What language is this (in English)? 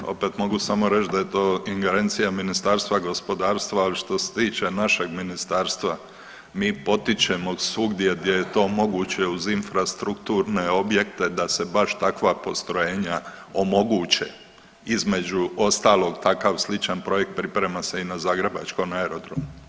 Croatian